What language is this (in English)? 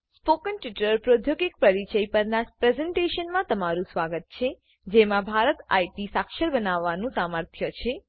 Gujarati